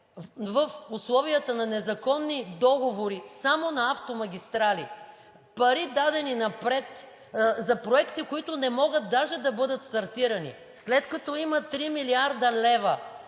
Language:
Bulgarian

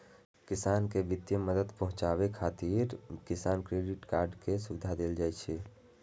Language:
Maithili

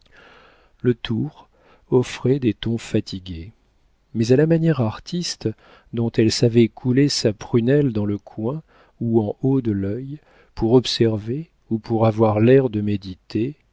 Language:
French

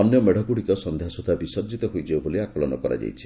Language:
Odia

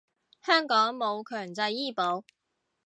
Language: Cantonese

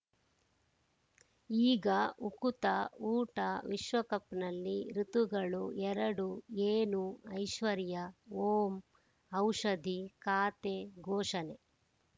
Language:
Kannada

